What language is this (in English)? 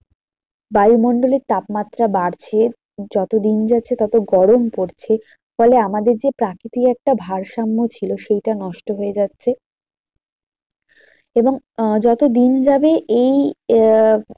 Bangla